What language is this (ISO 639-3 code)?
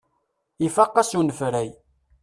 kab